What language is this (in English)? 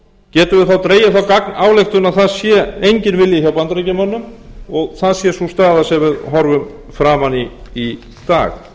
Icelandic